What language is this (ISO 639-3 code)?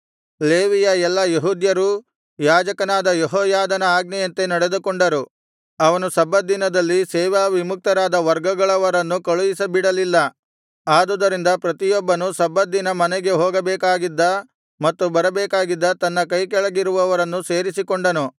kan